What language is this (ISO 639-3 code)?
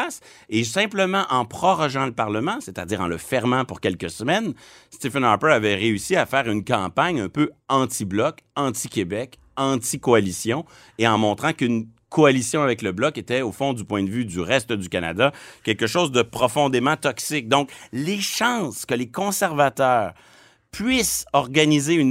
fra